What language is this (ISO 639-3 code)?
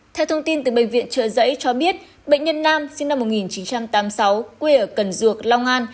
vie